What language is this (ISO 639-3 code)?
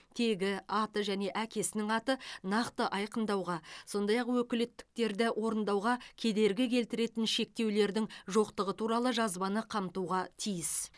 kaz